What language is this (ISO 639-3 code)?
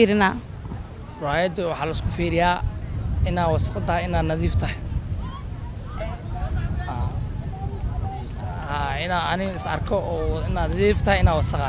ara